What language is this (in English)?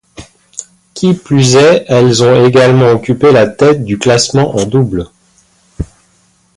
French